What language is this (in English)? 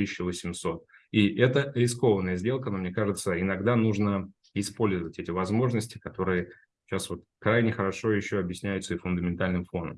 Russian